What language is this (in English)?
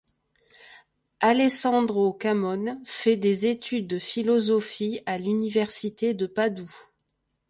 French